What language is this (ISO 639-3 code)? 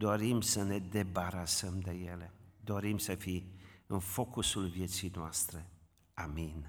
ron